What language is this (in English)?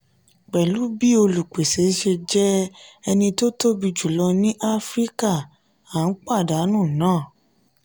Yoruba